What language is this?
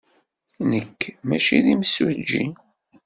Kabyle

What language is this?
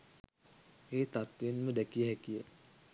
Sinhala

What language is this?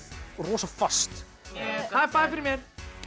Icelandic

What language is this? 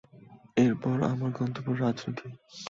Bangla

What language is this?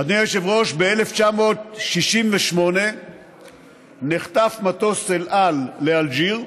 Hebrew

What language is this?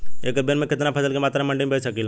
Bhojpuri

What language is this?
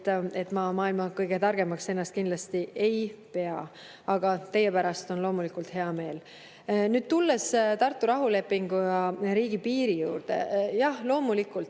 Estonian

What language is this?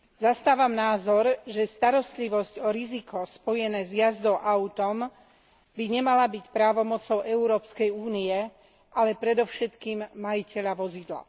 Slovak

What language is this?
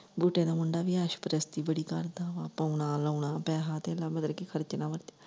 Punjabi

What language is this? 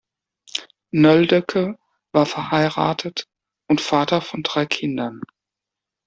German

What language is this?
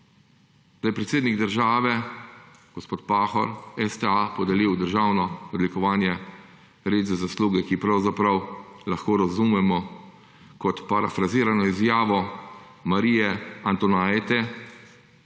Slovenian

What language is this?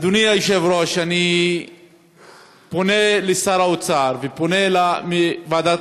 Hebrew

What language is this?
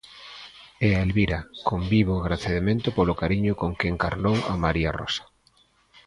Galician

